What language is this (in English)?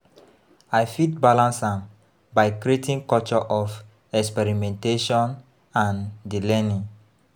Nigerian Pidgin